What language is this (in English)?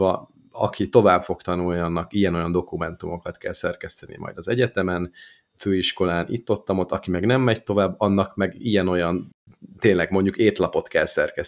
Hungarian